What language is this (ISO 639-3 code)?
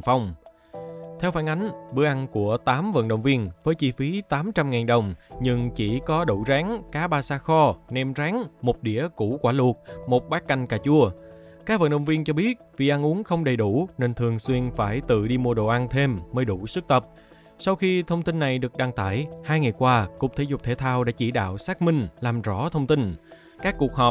vie